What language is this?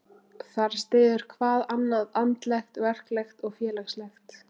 Icelandic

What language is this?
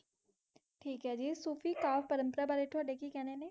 Punjabi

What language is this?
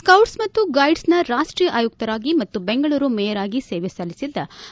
Kannada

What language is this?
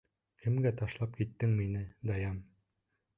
Bashkir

